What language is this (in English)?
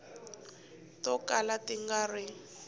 Tsonga